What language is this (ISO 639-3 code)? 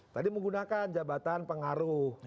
ind